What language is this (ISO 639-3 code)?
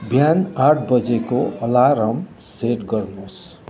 nep